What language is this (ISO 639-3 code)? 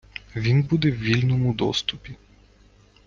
ukr